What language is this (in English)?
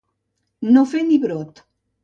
Catalan